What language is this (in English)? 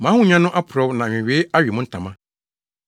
Akan